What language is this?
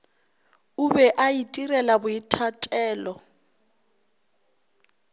Northern Sotho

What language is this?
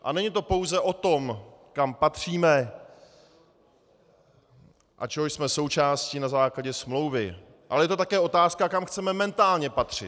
Czech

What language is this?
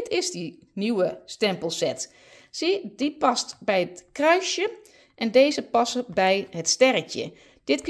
Dutch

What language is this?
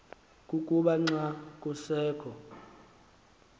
Xhosa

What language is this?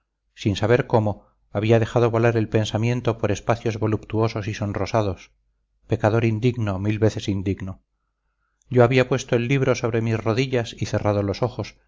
Spanish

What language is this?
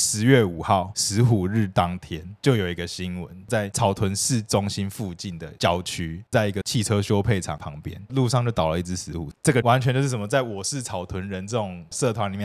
Chinese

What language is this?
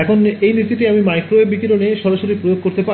Bangla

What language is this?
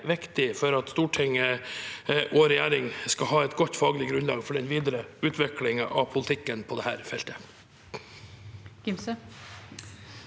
Norwegian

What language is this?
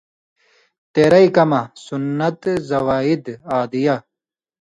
Indus Kohistani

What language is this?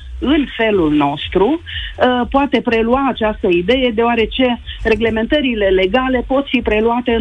Romanian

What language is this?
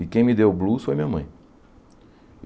Portuguese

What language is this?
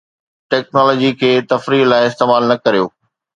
Sindhi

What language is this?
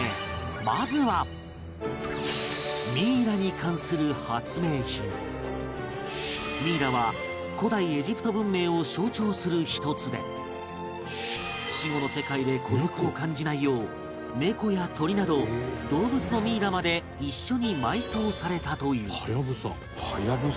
Japanese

